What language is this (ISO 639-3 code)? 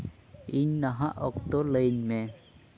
sat